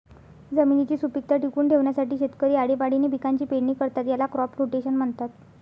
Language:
Marathi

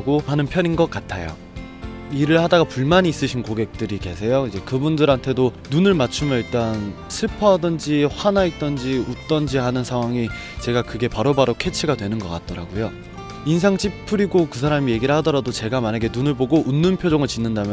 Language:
Korean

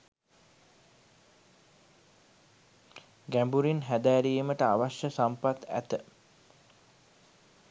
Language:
Sinhala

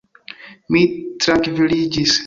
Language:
Esperanto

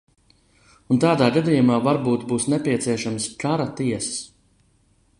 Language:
Latvian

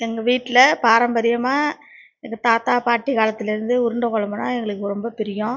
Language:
Tamil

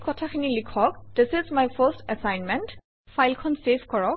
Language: Assamese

